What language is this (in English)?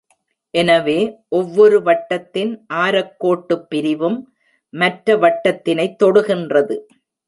Tamil